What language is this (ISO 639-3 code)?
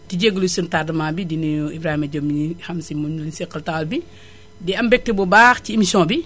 wol